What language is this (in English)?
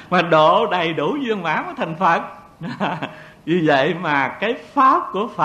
Vietnamese